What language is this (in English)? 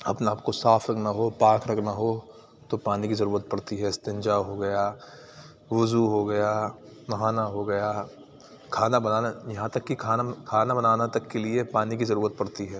Urdu